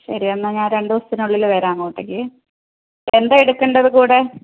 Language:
Malayalam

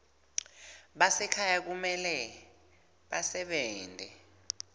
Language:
Swati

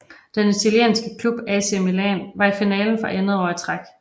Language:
Danish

